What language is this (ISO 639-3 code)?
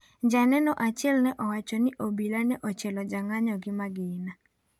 luo